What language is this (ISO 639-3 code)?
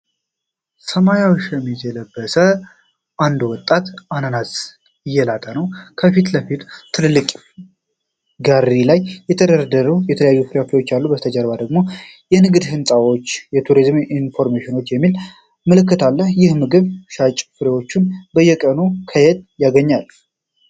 amh